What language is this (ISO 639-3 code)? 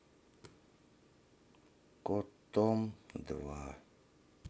rus